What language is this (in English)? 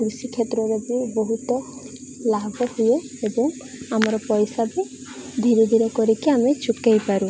Odia